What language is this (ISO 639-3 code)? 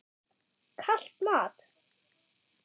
isl